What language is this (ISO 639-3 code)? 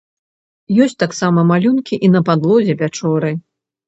bel